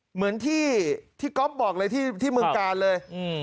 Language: Thai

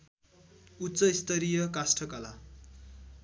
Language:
Nepali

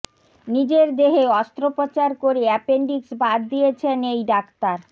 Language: Bangla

